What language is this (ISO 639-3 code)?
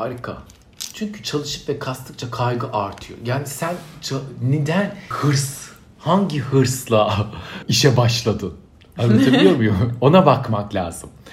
tur